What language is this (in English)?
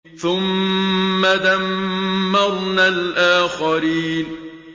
Arabic